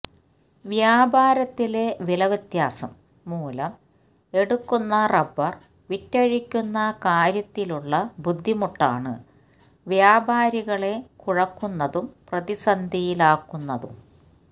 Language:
Malayalam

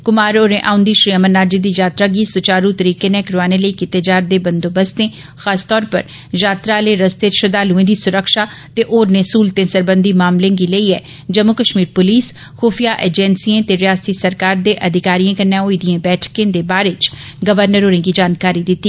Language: Dogri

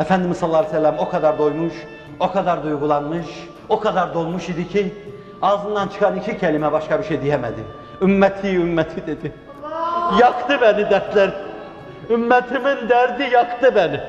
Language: Turkish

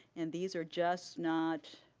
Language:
English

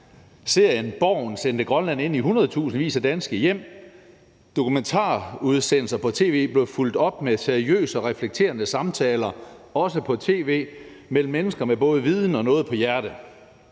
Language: Danish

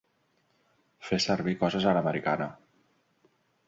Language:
Catalan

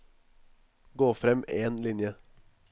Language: Norwegian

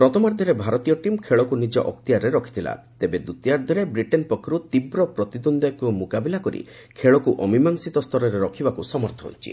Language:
Odia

